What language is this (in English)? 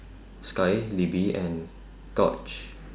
English